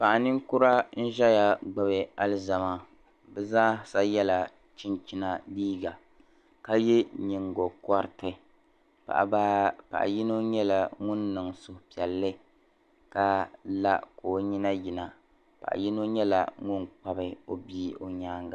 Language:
Dagbani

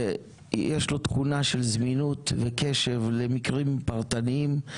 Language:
Hebrew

